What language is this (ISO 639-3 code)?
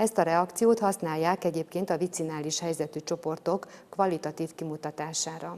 hun